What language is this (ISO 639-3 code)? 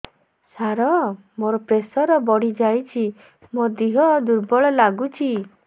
ori